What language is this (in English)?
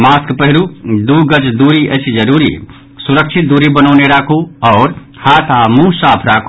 Maithili